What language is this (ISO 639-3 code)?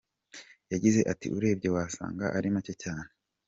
kin